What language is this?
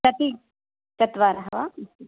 Sanskrit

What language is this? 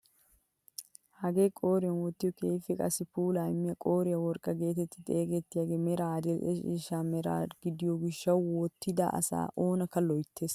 Wolaytta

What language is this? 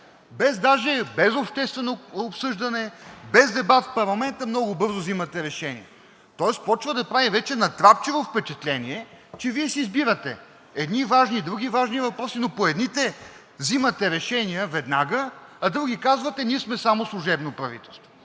Bulgarian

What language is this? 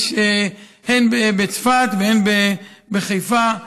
Hebrew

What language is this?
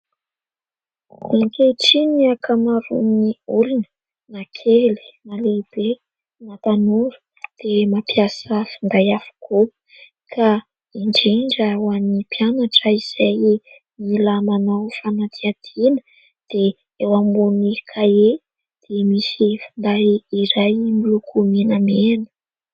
Malagasy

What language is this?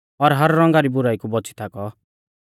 Mahasu Pahari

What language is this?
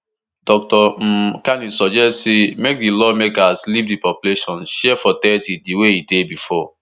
Nigerian Pidgin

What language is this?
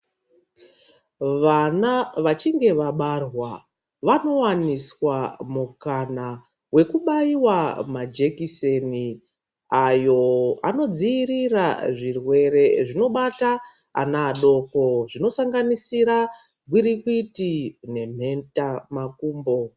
Ndau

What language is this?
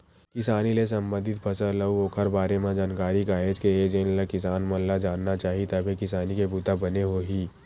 Chhattisgarhi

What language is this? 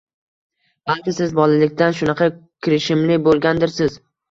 Uzbek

